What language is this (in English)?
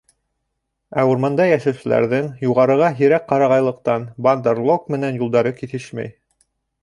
Bashkir